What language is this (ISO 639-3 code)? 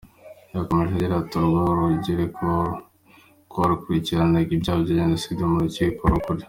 kin